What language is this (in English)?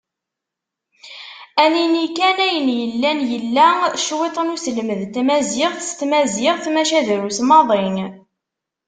Kabyle